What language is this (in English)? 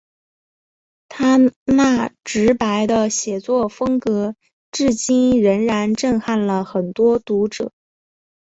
Chinese